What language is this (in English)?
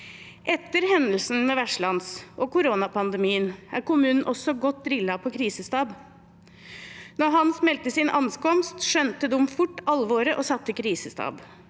Norwegian